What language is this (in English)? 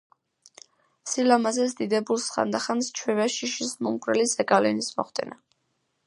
Georgian